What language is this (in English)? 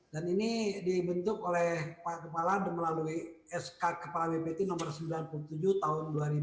Indonesian